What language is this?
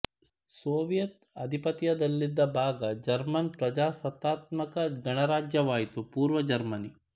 Kannada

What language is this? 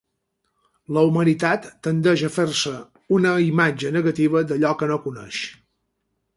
Catalan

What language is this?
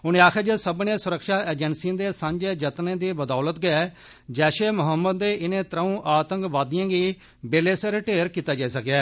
Dogri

